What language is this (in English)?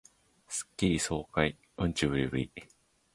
Japanese